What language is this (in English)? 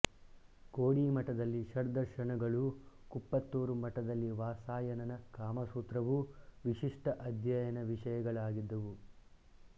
Kannada